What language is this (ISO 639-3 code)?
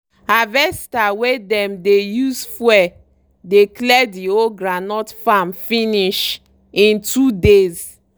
pcm